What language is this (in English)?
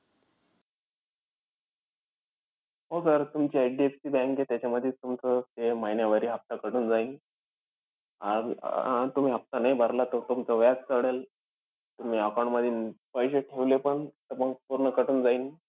Marathi